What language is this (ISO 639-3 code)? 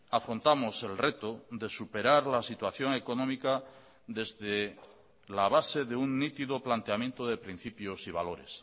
spa